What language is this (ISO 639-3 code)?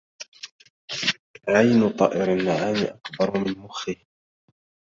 ara